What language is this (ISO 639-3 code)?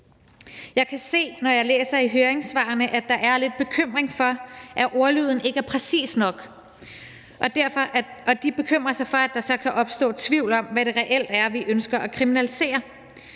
dan